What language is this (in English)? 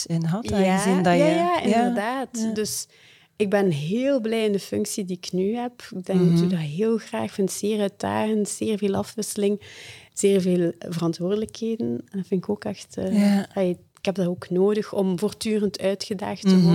Dutch